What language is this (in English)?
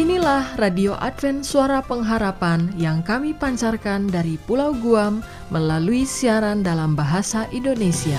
Indonesian